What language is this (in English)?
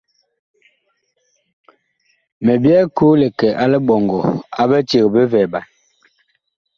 Bakoko